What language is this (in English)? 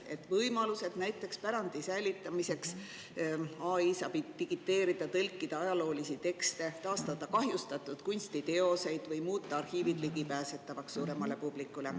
Estonian